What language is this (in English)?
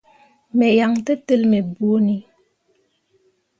Mundang